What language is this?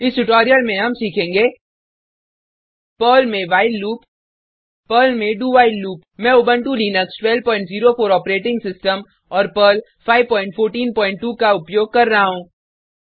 Hindi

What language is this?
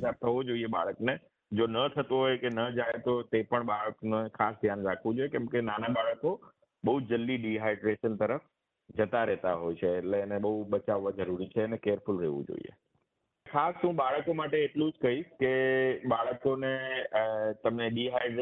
Gujarati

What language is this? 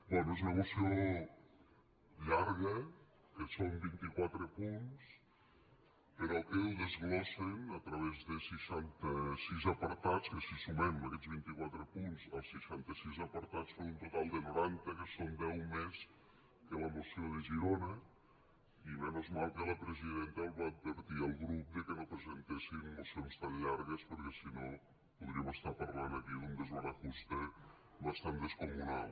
Catalan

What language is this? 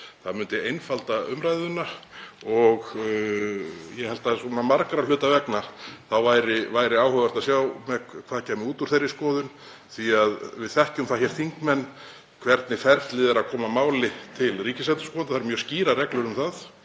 Icelandic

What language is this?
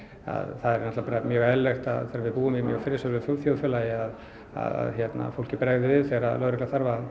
Icelandic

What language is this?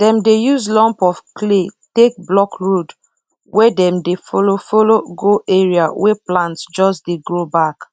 Nigerian Pidgin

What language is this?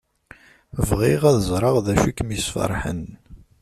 Kabyle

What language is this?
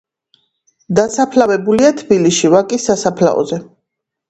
Georgian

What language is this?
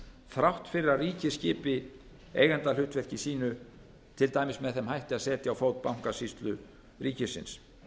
Icelandic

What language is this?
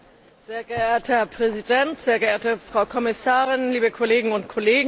German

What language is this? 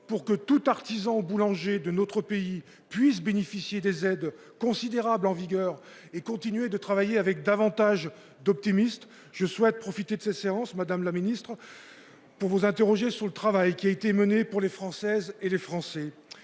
French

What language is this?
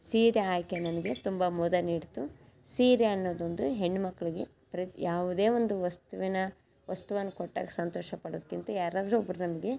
Kannada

